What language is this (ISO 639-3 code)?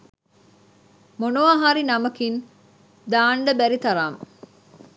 sin